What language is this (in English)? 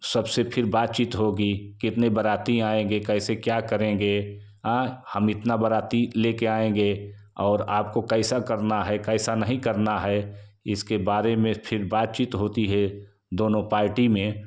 Hindi